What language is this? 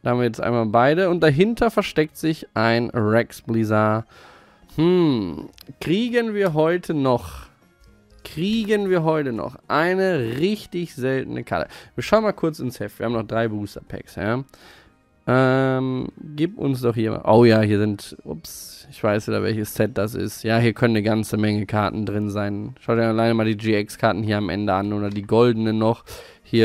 German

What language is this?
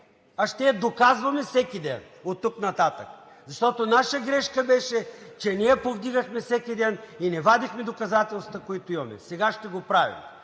Bulgarian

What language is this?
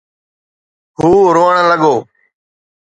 Sindhi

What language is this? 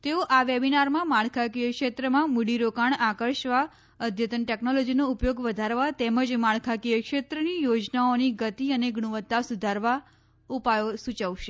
Gujarati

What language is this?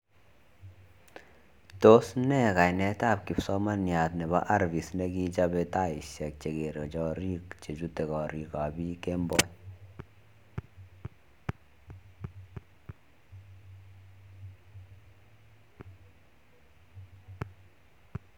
Kalenjin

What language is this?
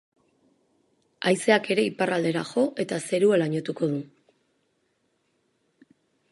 Basque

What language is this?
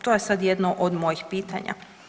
Croatian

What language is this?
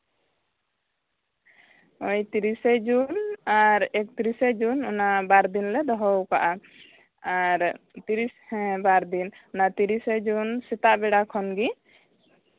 Santali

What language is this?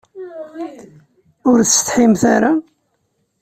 Kabyle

